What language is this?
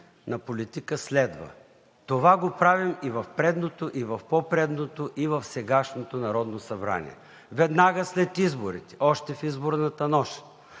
Bulgarian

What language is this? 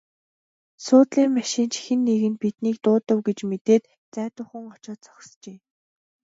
Mongolian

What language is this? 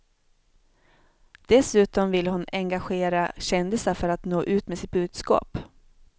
Swedish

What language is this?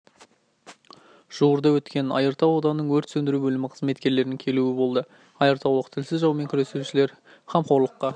Kazakh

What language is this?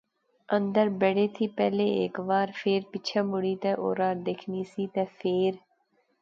Pahari-Potwari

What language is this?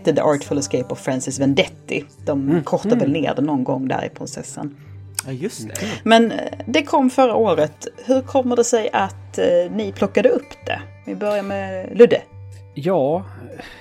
Swedish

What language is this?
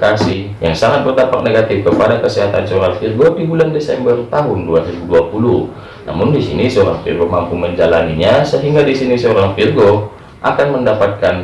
Indonesian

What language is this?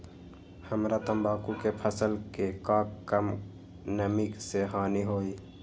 Magahi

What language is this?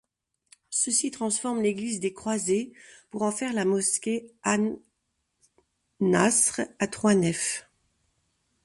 French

